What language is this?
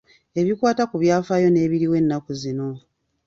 Ganda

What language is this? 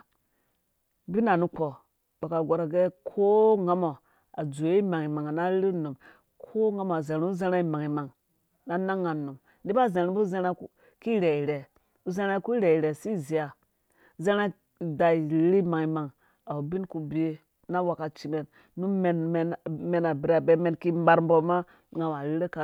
Dũya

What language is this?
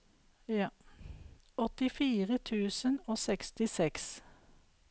Norwegian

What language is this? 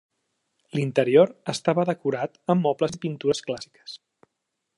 Catalan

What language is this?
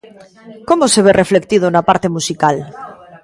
Galician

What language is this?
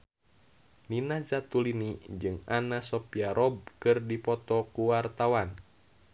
Sundanese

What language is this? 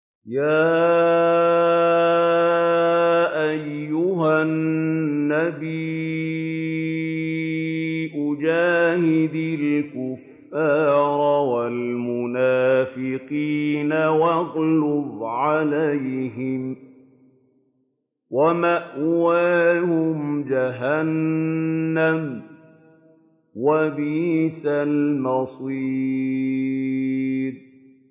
Arabic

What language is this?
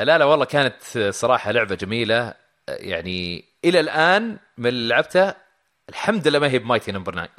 Arabic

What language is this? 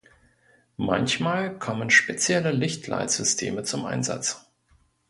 German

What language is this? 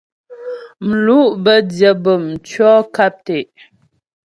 Ghomala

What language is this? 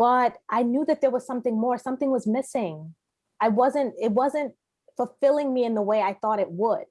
English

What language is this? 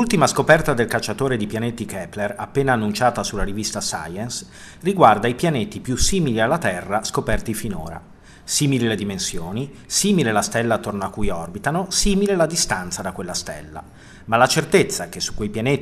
Italian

